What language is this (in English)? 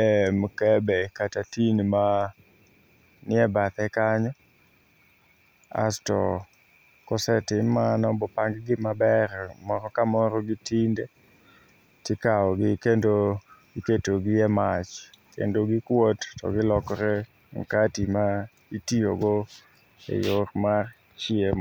Luo (Kenya and Tanzania)